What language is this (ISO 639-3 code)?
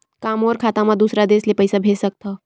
hne